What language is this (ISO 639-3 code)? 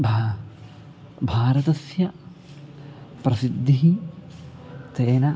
san